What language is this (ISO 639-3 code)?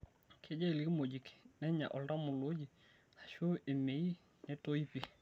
mas